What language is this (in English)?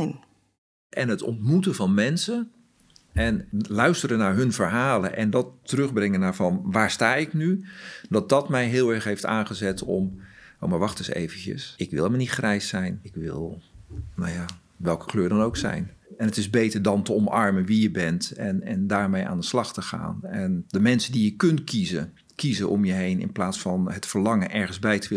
Dutch